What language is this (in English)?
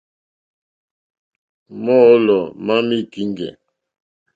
Mokpwe